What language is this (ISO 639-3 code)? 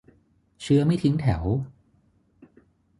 tha